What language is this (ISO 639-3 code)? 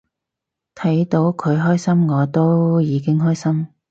yue